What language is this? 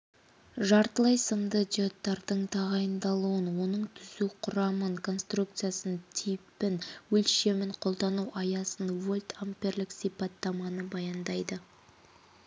Kazakh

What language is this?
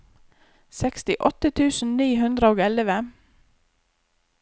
Norwegian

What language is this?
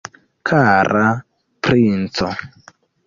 Esperanto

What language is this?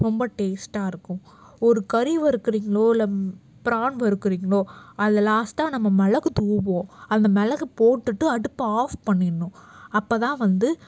Tamil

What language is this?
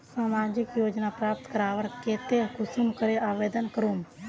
Magahi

